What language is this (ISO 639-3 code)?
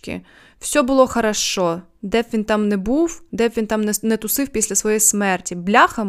ukr